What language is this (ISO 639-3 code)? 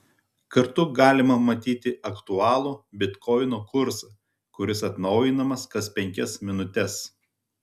lit